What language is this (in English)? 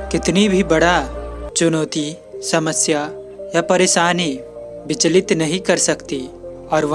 Hindi